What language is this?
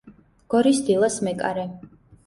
Georgian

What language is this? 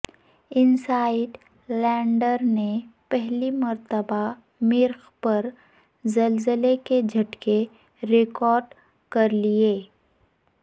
Urdu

